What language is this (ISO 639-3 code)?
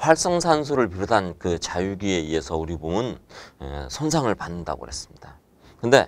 kor